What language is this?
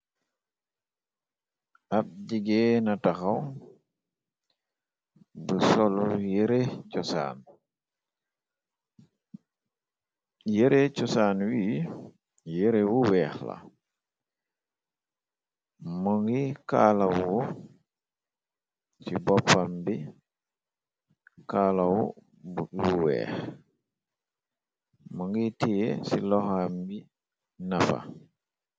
Wolof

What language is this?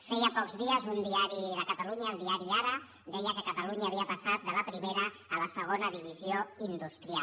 Catalan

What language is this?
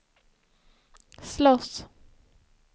Swedish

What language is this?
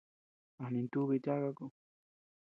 Tepeuxila Cuicatec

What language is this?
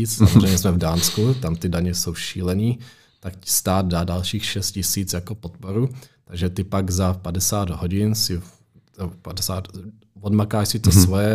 Czech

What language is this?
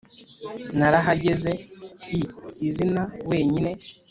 Kinyarwanda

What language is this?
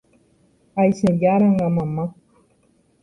Guarani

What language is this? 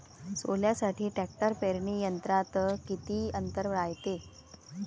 Marathi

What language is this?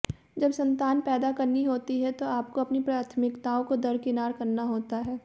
Hindi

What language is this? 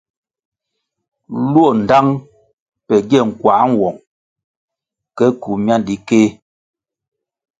Kwasio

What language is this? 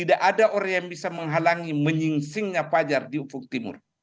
Indonesian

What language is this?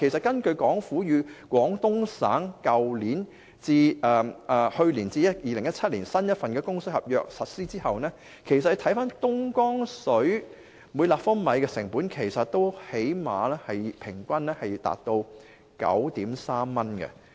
Cantonese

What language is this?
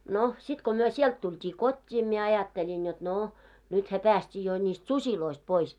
Finnish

